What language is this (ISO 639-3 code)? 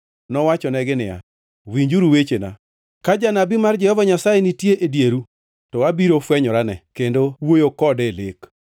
luo